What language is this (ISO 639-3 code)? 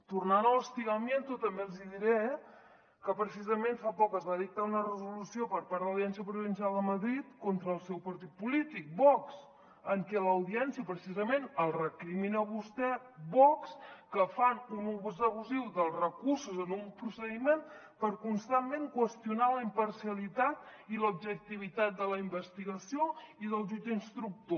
cat